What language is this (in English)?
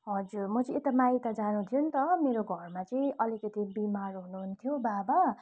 Nepali